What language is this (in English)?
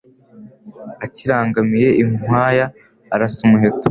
Kinyarwanda